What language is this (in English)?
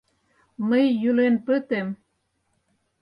Mari